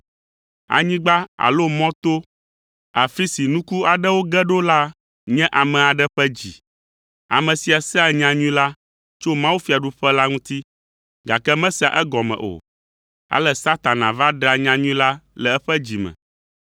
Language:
Ewe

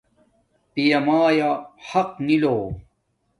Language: Domaaki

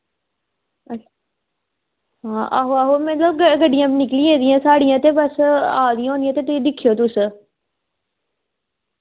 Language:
Dogri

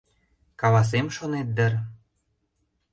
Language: Mari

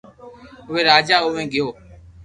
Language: Loarki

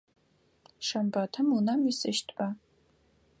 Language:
Adyghe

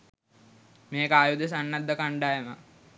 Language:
Sinhala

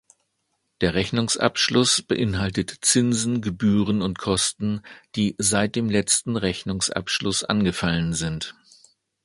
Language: German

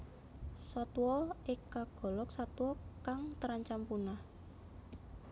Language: Javanese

